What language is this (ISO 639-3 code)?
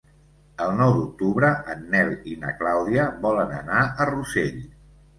cat